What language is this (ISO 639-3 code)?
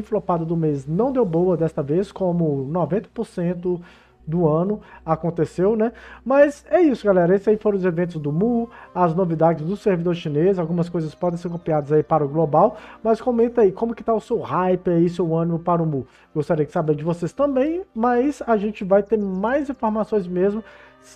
por